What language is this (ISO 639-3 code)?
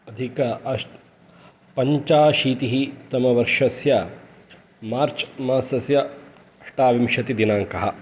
san